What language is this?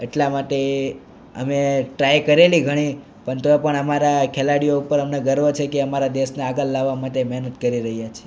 Gujarati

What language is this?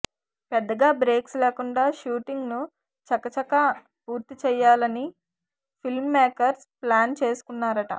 Telugu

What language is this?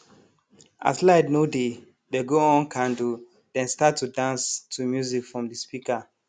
Nigerian Pidgin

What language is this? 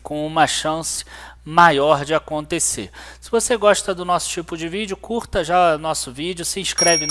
Portuguese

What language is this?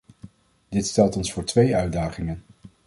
Dutch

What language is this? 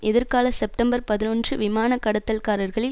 Tamil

